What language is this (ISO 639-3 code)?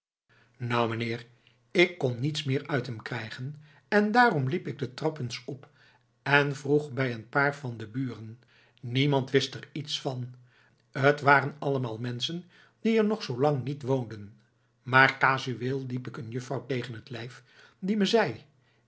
nld